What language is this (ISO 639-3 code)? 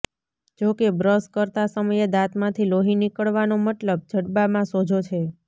guj